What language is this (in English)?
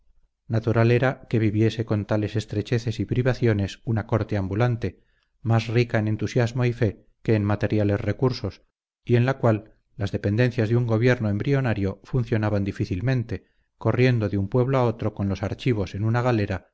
Spanish